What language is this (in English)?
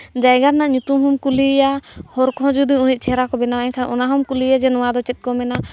Santali